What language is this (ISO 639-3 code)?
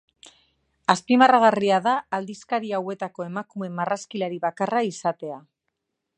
eus